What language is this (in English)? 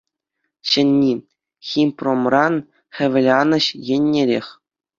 Chuvash